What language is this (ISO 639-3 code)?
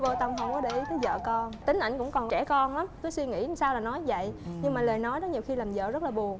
vie